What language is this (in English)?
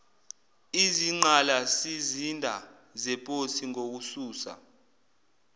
Zulu